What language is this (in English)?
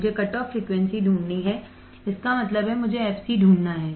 Hindi